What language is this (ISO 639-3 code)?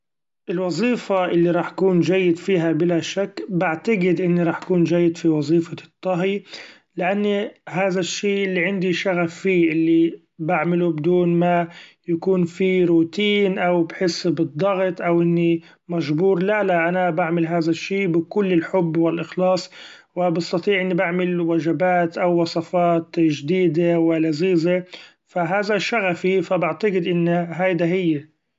afb